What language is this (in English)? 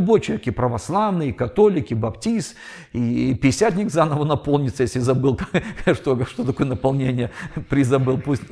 Russian